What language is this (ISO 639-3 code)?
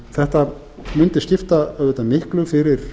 isl